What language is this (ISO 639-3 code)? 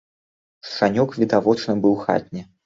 bel